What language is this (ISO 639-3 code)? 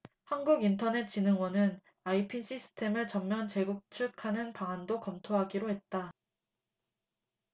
kor